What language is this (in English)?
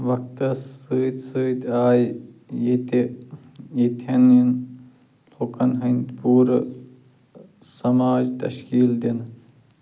Kashmiri